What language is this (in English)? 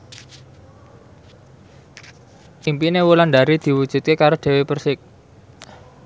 Javanese